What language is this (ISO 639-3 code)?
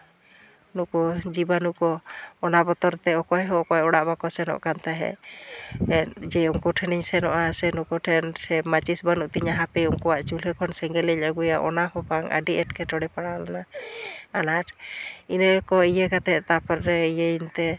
sat